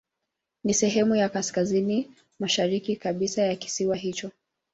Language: Swahili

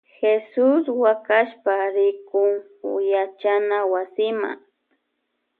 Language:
Loja Highland Quichua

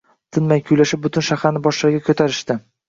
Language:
Uzbek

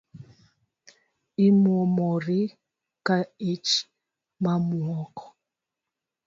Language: Luo (Kenya and Tanzania)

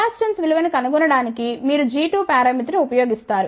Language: Telugu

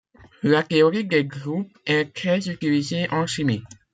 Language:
French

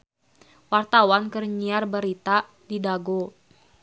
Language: Sundanese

